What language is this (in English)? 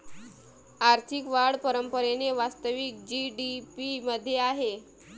Marathi